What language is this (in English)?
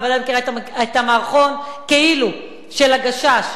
Hebrew